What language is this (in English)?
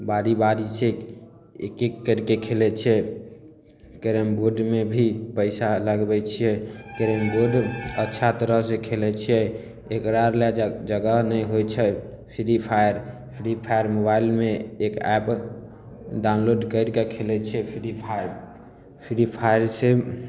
Maithili